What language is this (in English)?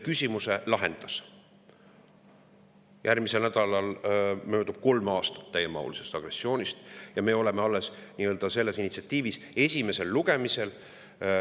Estonian